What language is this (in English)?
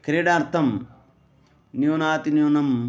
Sanskrit